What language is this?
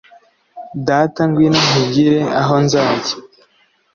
Kinyarwanda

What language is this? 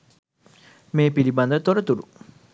Sinhala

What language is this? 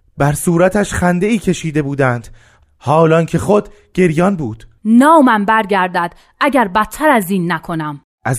Persian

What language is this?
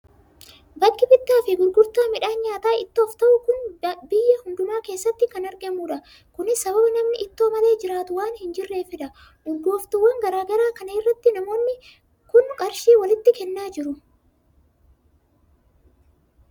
Oromo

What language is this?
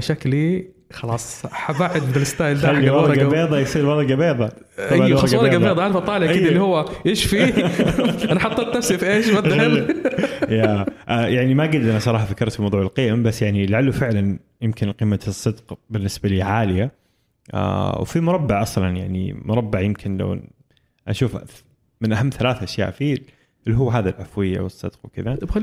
Arabic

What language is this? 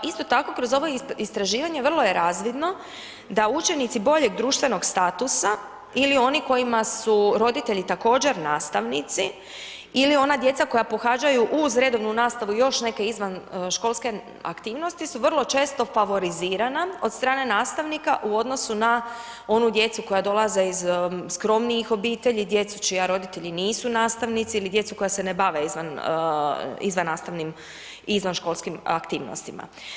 Croatian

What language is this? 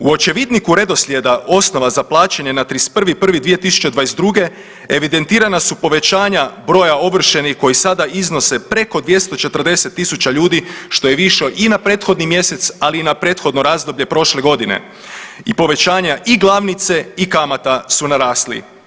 Croatian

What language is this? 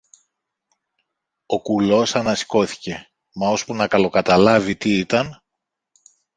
Greek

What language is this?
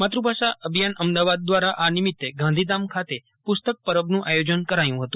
Gujarati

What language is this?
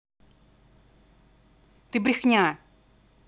Russian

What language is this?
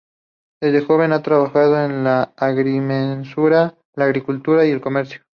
Spanish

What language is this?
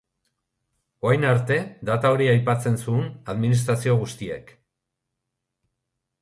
Basque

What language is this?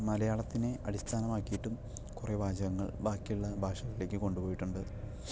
Malayalam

